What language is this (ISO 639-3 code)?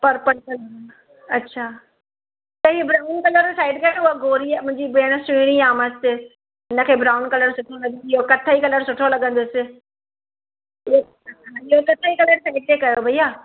snd